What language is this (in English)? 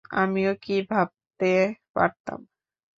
Bangla